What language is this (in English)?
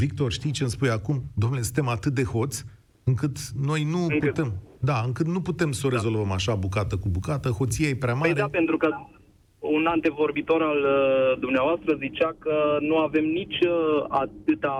Romanian